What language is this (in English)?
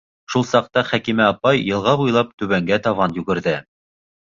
Bashkir